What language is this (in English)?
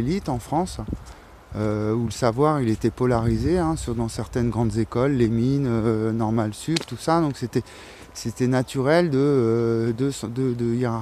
French